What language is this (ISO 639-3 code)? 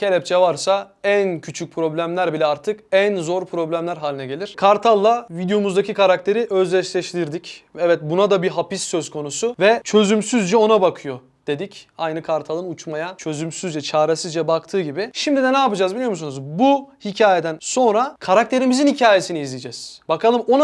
tur